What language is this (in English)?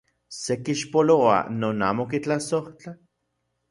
Central Puebla Nahuatl